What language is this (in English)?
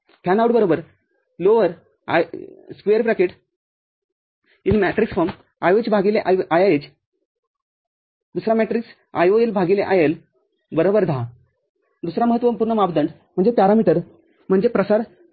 Marathi